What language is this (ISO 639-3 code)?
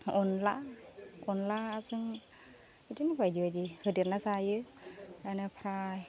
brx